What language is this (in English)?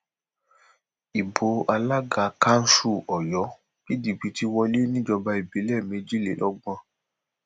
Yoruba